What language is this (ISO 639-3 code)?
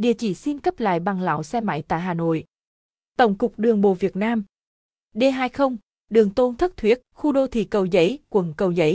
vie